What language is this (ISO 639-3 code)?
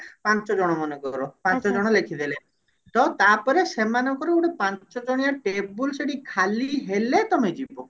ori